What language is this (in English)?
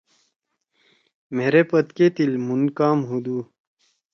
Torwali